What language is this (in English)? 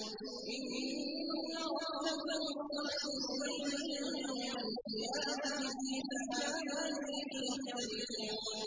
Arabic